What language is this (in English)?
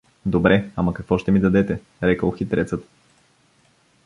Bulgarian